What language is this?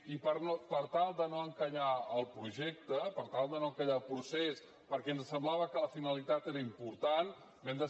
Catalan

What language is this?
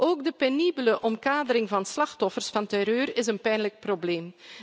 Dutch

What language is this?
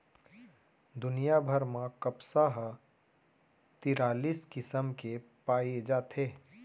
Chhattisgarhi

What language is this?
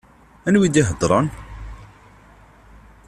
Kabyle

